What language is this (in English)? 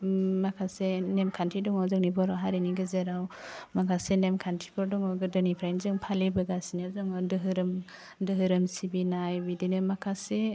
Bodo